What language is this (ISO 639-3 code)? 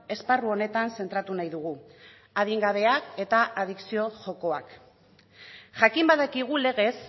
eus